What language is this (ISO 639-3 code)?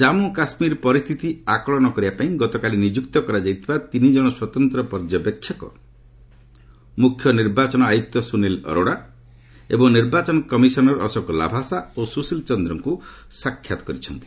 ori